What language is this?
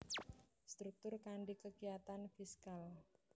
Javanese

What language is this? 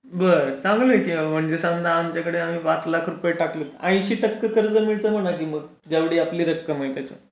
Marathi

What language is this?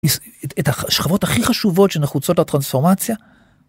Hebrew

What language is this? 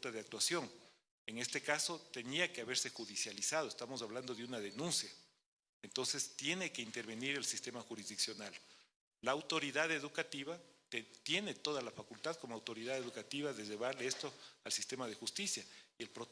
Spanish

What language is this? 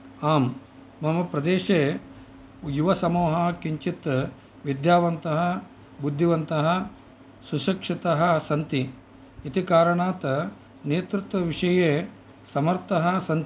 Sanskrit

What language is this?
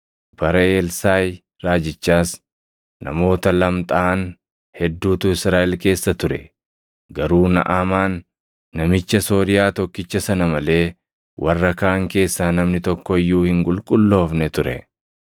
Oromo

